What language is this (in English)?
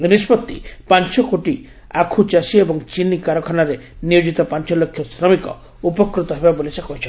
Odia